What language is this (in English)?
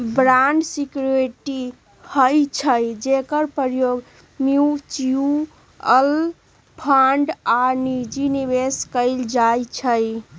Magahi